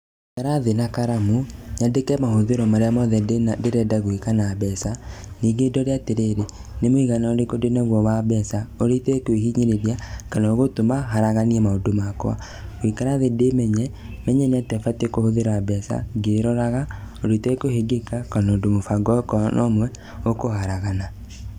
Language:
Kikuyu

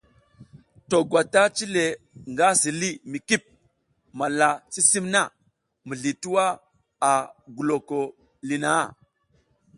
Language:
South Giziga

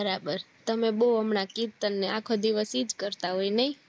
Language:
Gujarati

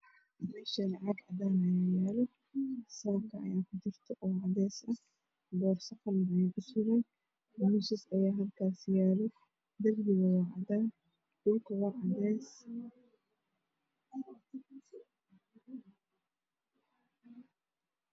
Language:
Somali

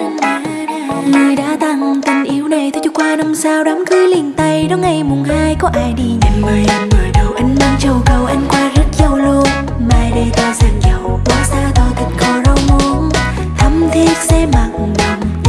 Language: Vietnamese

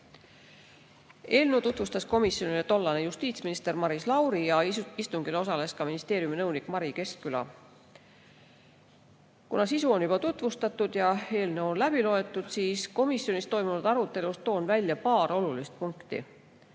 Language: Estonian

